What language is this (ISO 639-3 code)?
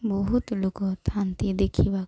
ori